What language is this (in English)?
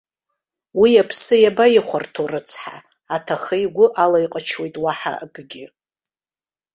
Abkhazian